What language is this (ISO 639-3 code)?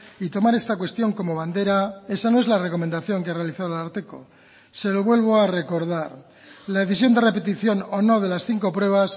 spa